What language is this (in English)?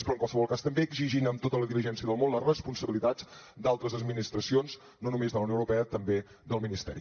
Catalan